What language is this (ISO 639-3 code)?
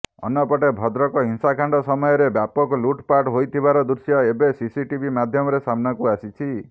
ori